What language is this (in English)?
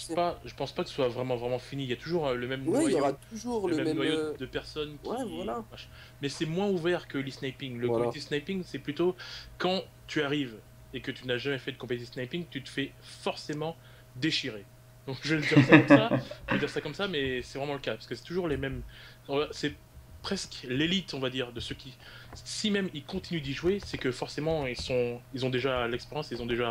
French